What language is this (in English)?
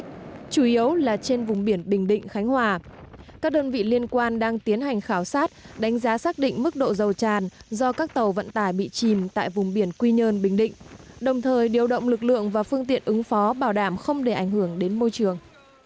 Vietnamese